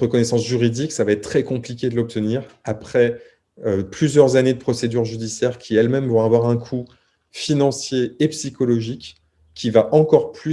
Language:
French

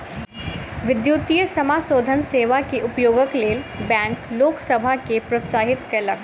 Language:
Maithili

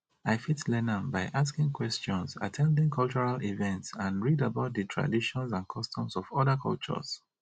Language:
Nigerian Pidgin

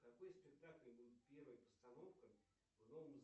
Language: Russian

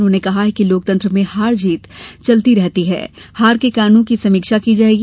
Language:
Hindi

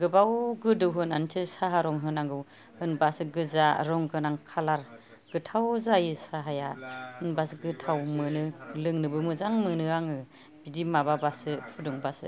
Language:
Bodo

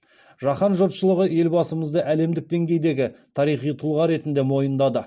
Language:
Kazakh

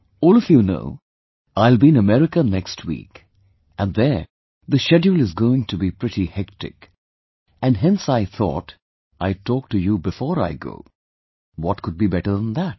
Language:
English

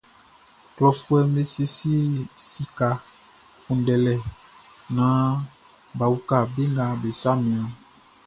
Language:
Baoulé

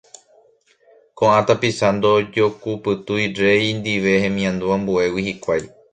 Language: Guarani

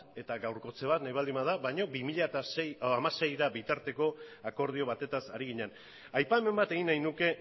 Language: Basque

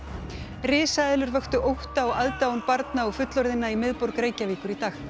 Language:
Icelandic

